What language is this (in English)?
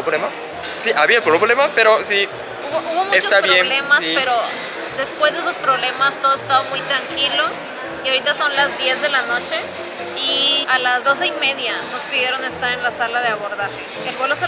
Spanish